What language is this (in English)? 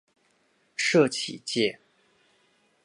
Chinese